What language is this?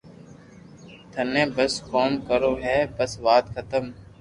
Loarki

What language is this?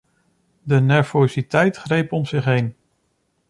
Dutch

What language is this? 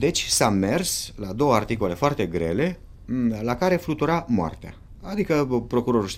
Romanian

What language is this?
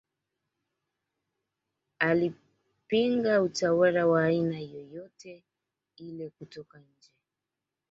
Swahili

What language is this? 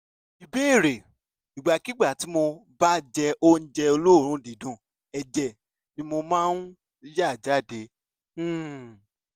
Yoruba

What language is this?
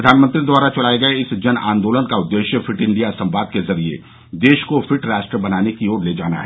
Hindi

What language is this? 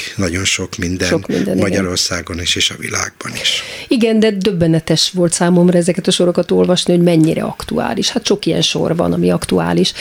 Hungarian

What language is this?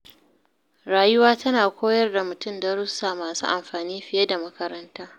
Hausa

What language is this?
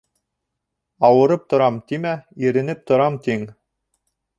Bashkir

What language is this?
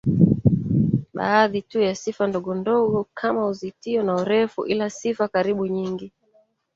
Swahili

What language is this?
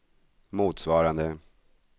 Swedish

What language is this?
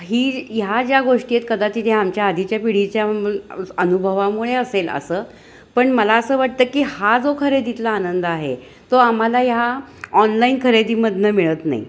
Marathi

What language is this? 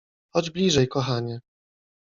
Polish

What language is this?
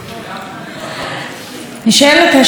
Hebrew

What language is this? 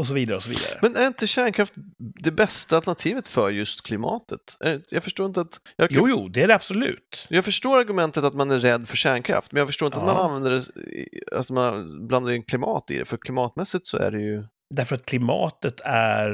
Swedish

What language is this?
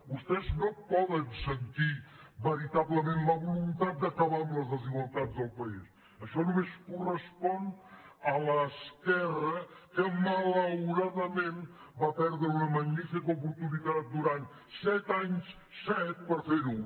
Catalan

